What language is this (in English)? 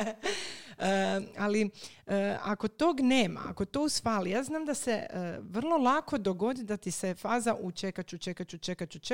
Croatian